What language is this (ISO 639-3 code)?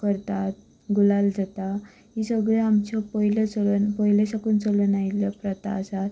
kok